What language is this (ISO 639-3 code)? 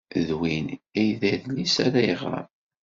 kab